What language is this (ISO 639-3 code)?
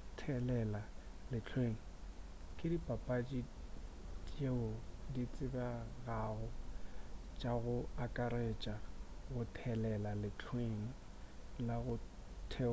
nso